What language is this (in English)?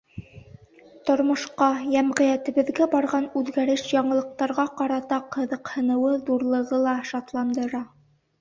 Bashkir